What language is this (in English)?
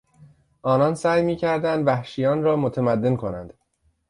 Persian